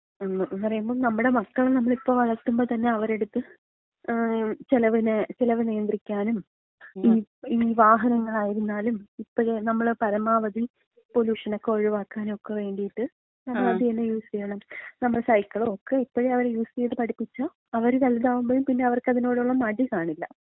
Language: Malayalam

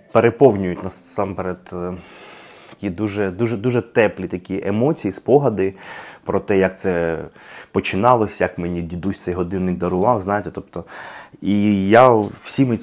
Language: Ukrainian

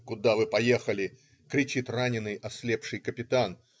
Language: Russian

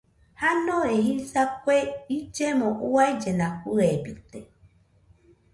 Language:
Nüpode Huitoto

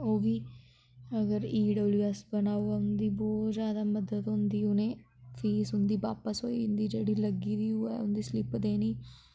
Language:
Dogri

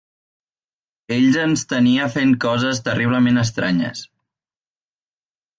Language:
Catalan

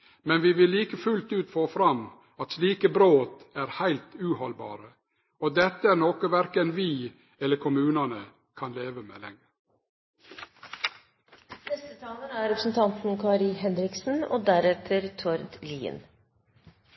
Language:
Norwegian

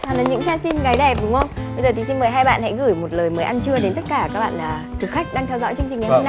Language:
Vietnamese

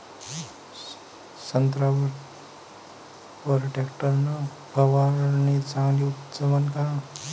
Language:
Marathi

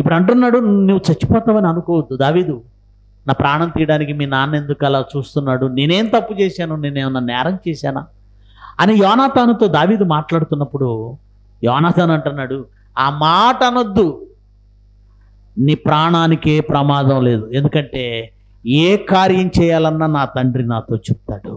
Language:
Telugu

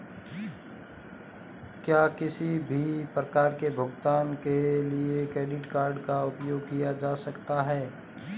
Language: Hindi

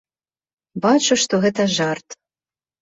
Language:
Belarusian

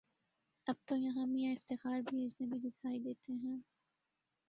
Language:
Urdu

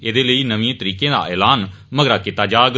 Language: Dogri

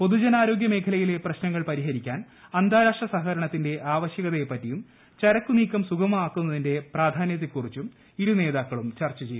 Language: Malayalam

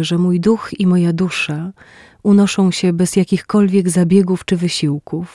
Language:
Polish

